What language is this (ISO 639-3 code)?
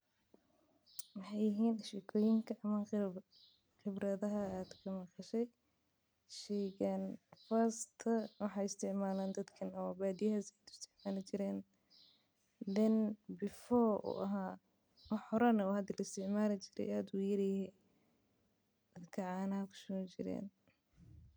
som